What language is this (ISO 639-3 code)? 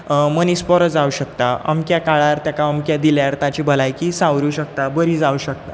kok